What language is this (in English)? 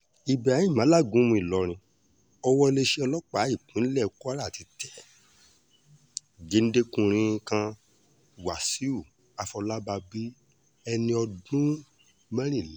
Yoruba